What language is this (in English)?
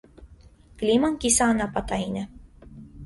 Armenian